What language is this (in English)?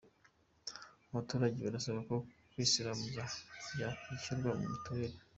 Kinyarwanda